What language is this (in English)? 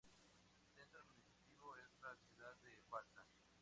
Spanish